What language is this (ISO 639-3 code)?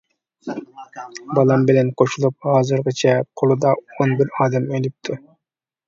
uig